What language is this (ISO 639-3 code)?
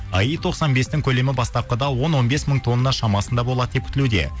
kaz